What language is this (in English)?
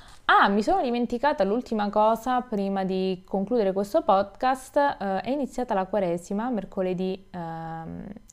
Italian